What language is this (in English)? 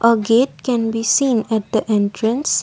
English